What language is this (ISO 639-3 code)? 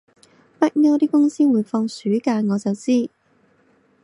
yue